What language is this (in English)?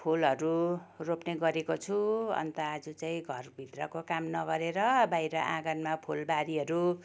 Nepali